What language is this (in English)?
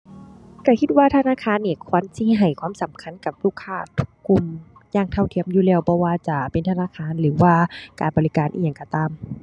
Thai